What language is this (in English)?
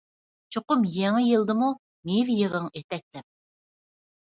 Uyghur